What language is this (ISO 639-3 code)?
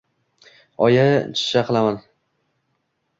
uzb